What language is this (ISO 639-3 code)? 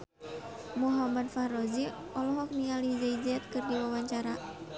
sun